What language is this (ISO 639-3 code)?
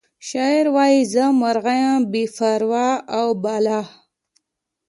pus